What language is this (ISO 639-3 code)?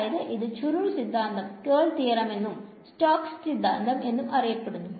mal